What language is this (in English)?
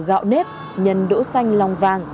Vietnamese